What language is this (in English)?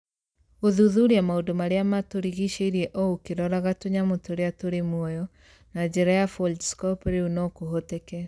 Kikuyu